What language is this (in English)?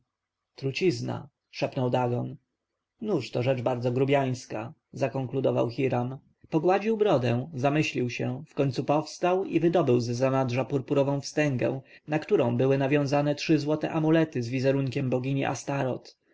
Polish